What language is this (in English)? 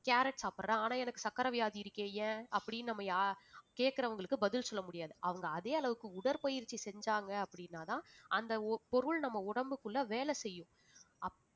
Tamil